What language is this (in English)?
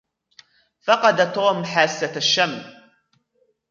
Arabic